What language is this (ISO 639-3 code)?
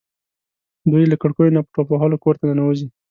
pus